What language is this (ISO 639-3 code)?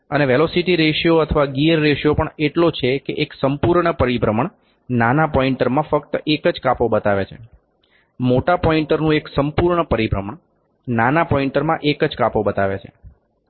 guj